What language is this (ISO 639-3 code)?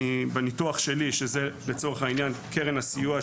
heb